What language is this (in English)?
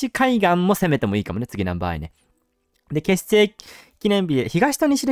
Japanese